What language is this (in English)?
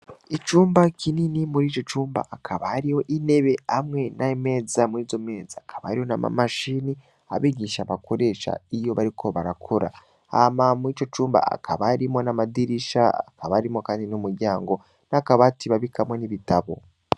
Rundi